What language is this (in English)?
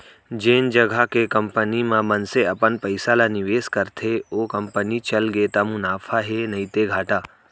Chhattisgarhi